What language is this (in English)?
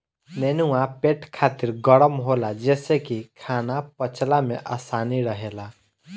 Bhojpuri